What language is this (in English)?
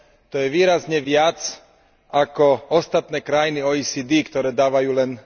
Slovak